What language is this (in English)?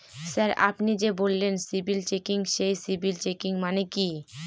Bangla